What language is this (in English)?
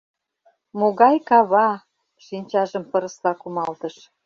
Mari